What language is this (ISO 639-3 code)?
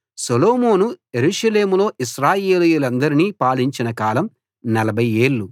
tel